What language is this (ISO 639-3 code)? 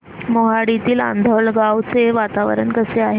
mar